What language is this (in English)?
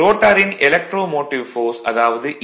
Tamil